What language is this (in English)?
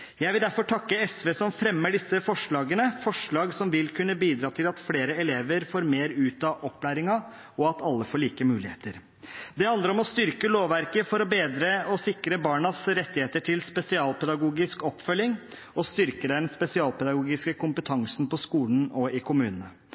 Norwegian Bokmål